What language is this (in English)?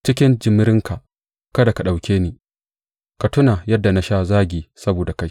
Hausa